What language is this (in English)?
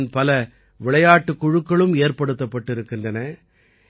Tamil